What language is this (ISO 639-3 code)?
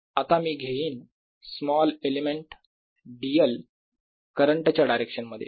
mar